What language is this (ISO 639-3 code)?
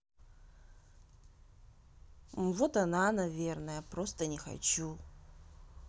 rus